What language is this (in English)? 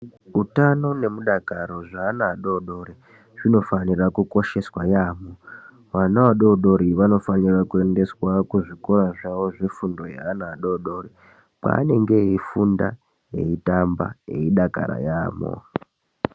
Ndau